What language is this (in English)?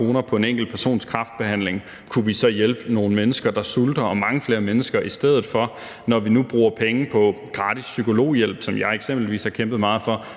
Danish